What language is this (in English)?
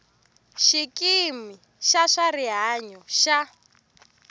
Tsonga